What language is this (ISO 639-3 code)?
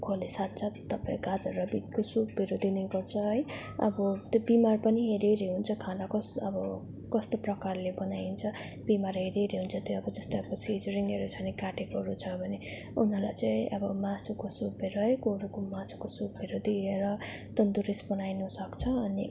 nep